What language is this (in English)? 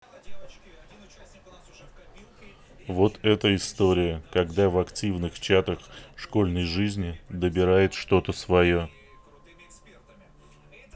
Russian